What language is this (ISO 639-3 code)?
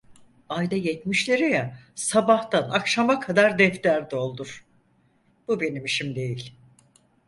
tur